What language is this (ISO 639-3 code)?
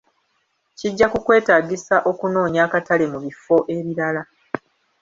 lug